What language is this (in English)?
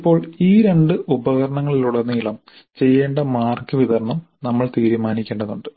Malayalam